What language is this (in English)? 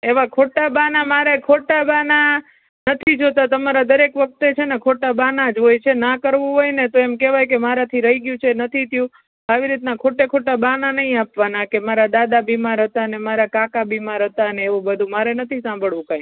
Gujarati